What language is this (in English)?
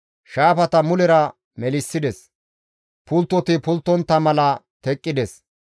Gamo